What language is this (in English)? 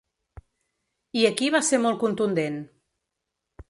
Catalan